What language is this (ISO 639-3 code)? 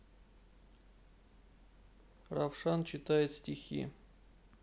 rus